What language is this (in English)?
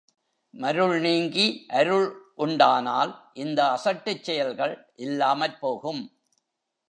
Tamil